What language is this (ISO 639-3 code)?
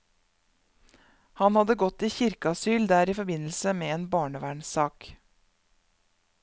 nor